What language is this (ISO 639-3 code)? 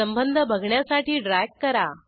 mar